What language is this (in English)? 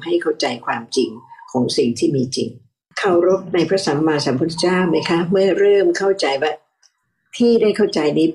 Thai